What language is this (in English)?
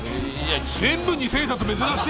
Japanese